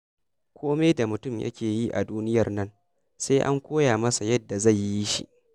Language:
Hausa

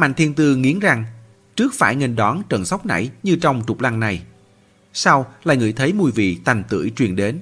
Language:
Vietnamese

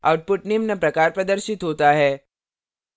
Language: Hindi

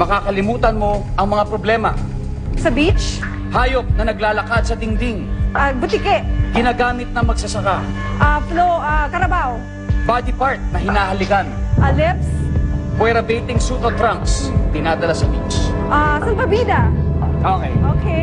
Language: Filipino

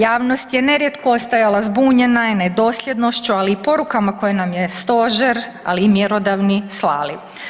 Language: Croatian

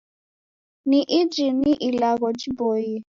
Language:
Taita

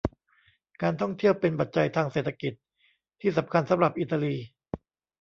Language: Thai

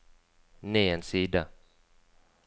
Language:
Norwegian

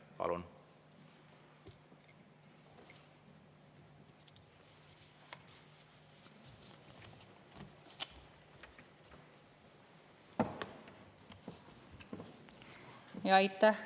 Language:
Estonian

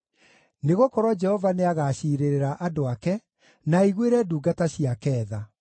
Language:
Kikuyu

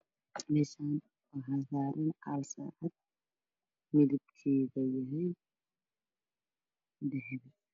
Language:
Somali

